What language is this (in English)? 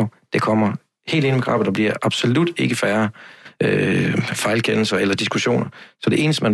Danish